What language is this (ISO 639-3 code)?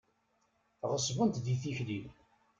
kab